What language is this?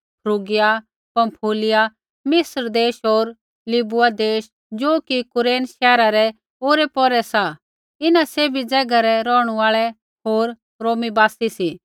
Kullu Pahari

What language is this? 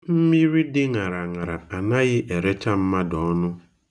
Igbo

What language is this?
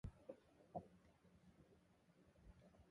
Japanese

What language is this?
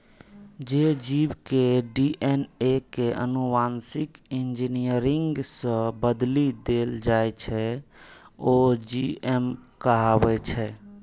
Maithili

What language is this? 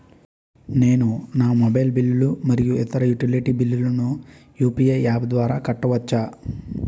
Telugu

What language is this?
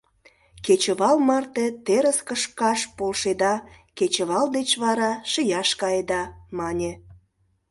Mari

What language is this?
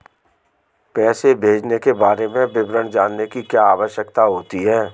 Hindi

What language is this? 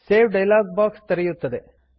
Kannada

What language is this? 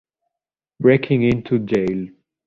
Italian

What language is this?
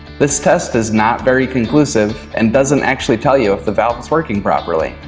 English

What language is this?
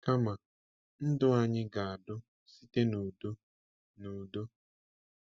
Igbo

